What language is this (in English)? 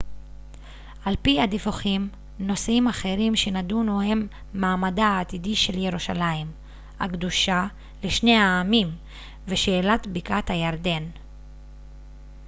Hebrew